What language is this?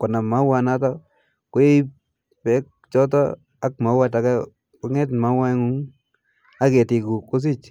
Kalenjin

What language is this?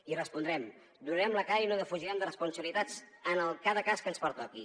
Catalan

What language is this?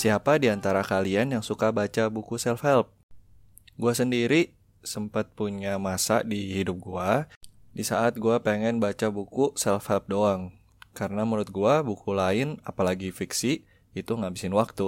Indonesian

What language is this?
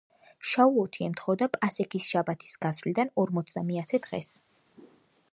Georgian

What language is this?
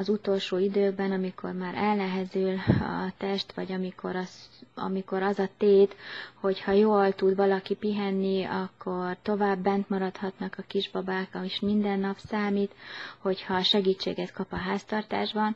Hungarian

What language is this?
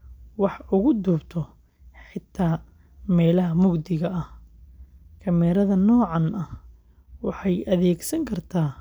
Somali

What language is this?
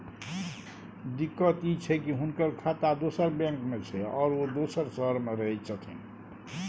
Maithili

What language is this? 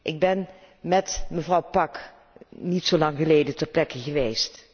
Dutch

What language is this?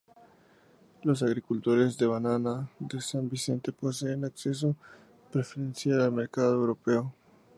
Spanish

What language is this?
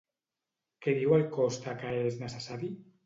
Catalan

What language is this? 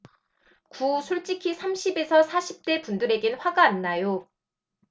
Korean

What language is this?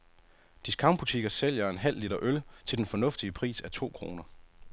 Danish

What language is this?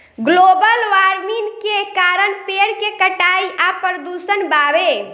Bhojpuri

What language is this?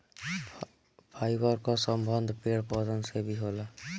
Bhojpuri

